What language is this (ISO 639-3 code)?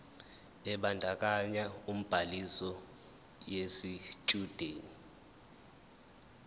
zul